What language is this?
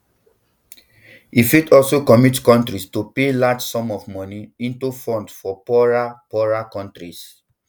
Nigerian Pidgin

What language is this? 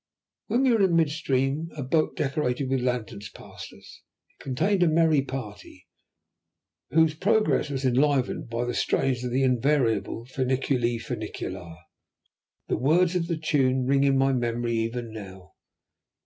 English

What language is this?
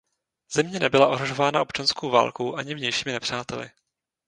Czech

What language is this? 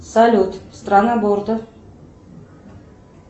Russian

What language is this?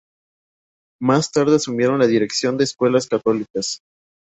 Spanish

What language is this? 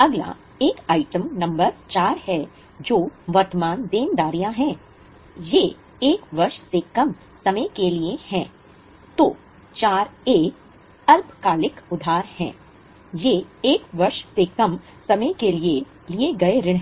Hindi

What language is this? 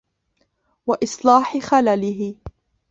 Arabic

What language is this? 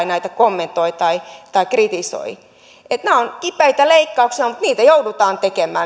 Finnish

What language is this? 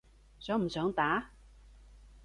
Cantonese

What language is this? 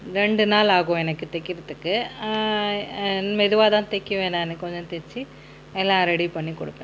Tamil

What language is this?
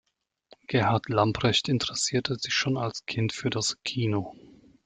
German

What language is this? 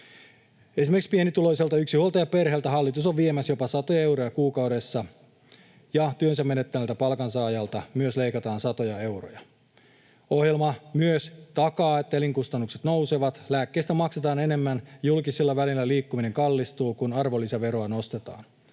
Finnish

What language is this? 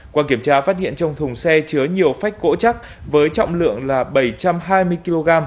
Vietnamese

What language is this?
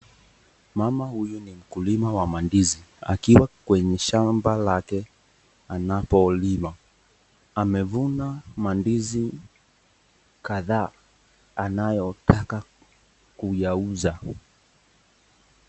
Swahili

